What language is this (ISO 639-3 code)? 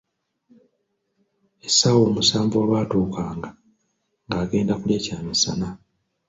lug